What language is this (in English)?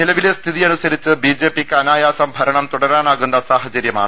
Malayalam